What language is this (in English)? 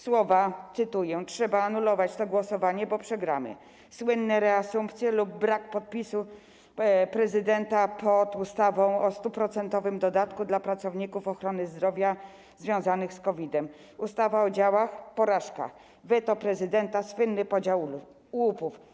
Polish